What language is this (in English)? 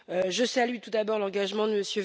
French